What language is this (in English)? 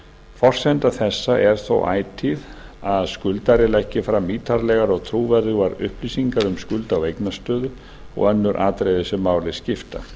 Icelandic